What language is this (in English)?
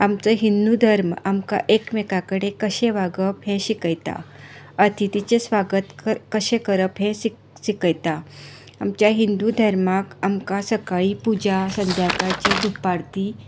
Konkani